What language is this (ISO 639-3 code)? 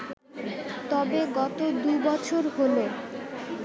ben